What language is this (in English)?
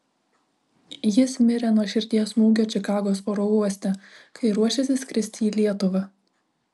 Lithuanian